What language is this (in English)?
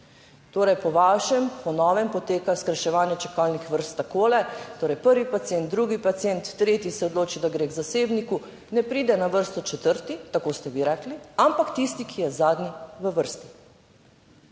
Slovenian